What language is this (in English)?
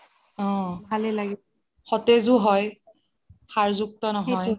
Assamese